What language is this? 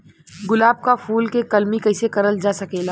Bhojpuri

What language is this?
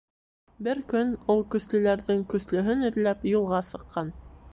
Bashkir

